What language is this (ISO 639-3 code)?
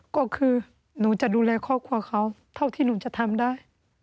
tha